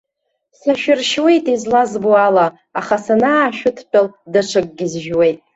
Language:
Abkhazian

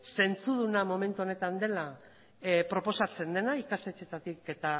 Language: Basque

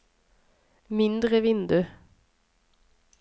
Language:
Norwegian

